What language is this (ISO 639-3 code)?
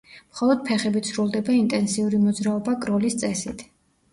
kat